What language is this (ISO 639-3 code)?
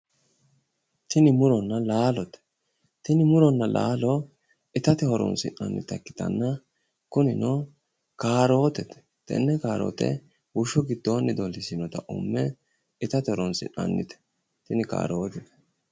sid